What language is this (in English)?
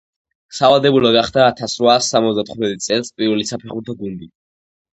Georgian